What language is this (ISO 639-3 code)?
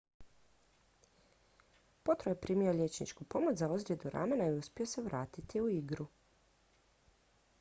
hrv